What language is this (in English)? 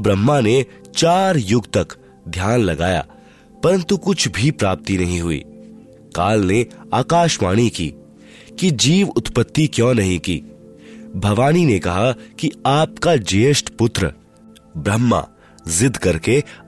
Hindi